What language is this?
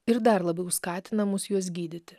Lithuanian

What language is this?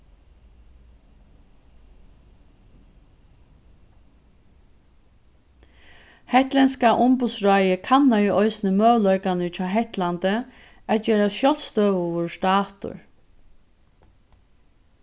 Faroese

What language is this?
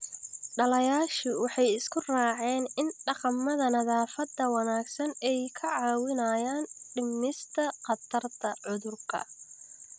Somali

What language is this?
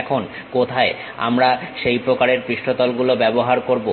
Bangla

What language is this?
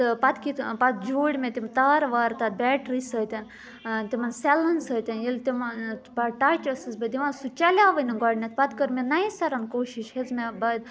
Kashmiri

